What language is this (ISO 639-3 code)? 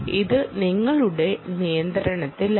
mal